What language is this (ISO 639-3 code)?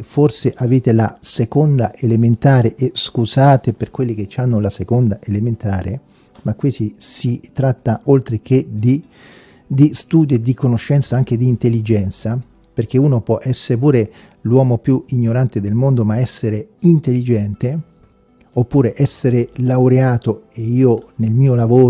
ita